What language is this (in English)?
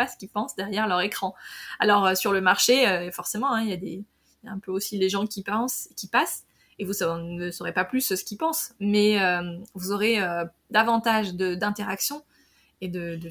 French